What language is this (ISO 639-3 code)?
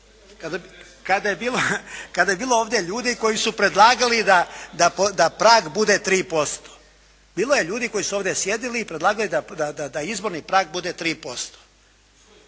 hrv